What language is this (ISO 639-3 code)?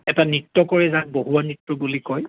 asm